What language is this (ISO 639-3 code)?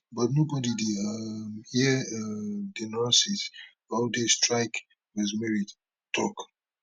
pcm